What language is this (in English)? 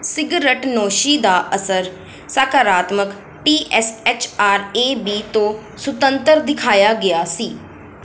Punjabi